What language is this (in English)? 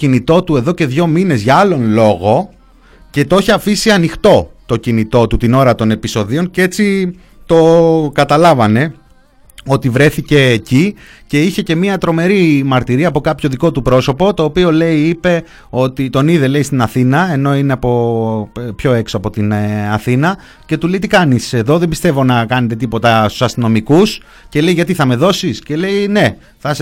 Greek